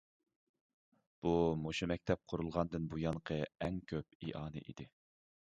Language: Uyghur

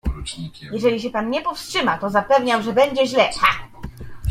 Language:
Polish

